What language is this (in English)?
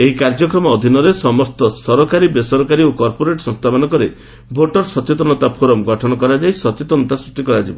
Odia